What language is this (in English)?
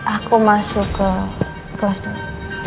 Indonesian